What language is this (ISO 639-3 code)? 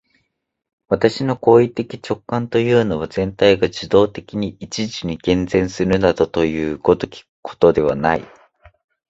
jpn